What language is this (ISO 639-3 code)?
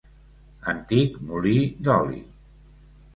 cat